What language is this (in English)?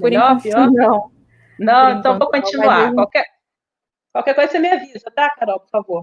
Portuguese